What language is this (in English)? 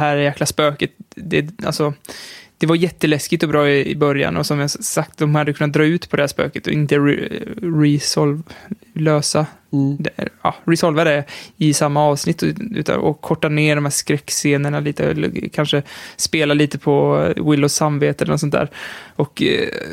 Swedish